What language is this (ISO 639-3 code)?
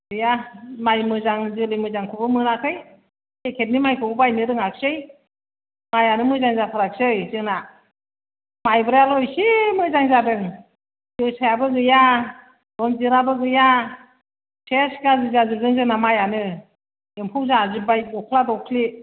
brx